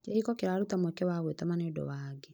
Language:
Kikuyu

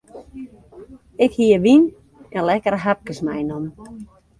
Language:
Western Frisian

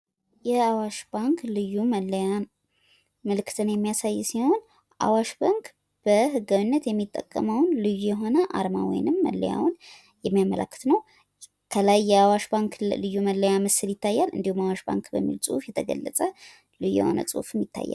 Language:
Amharic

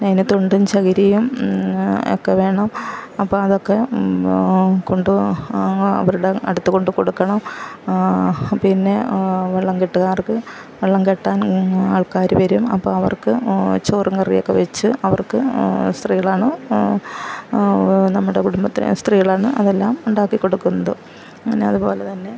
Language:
Malayalam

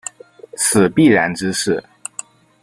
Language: Chinese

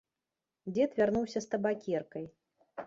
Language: Belarusian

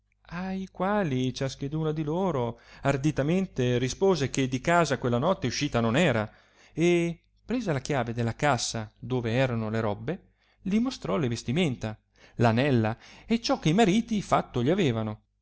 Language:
Italian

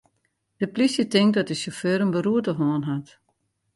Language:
Western Frisian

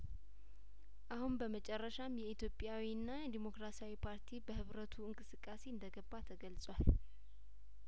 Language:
Amharic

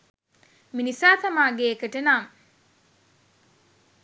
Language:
Sinhala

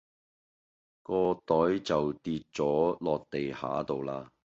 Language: Cantonese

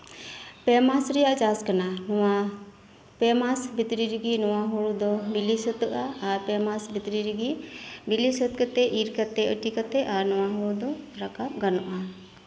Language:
Santali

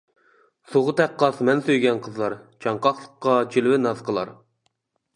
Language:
Uyghur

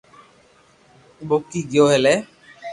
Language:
Loarki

